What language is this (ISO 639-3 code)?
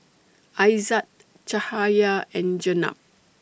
eng